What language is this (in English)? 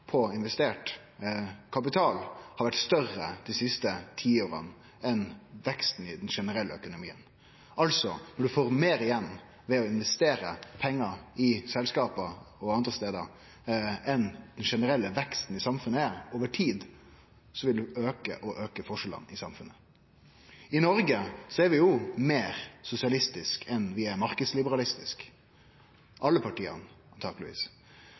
Norwegian Nynorsk